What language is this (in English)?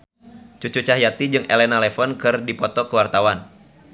Sundanese